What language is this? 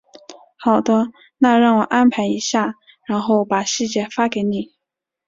Chinese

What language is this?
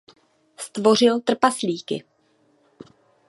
Czech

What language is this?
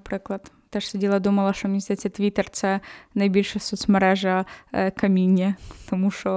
Ukrainian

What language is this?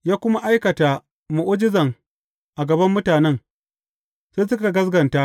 Hausa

